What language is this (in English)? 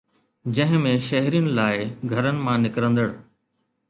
Sindhi